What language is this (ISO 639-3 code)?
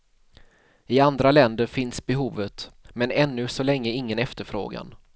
swe